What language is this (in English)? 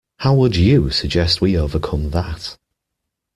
English